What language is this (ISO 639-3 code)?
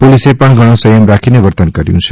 guj